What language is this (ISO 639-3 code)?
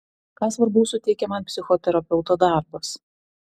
lit